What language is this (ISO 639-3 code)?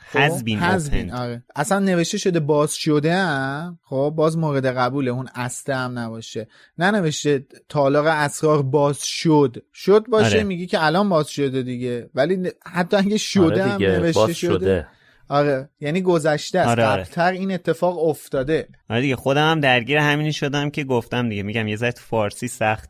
fas